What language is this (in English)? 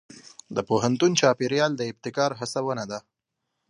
Pashto